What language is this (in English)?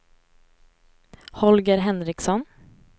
Swedish